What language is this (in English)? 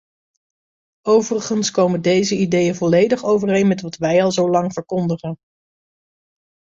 Dutch